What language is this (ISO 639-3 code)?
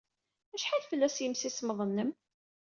kab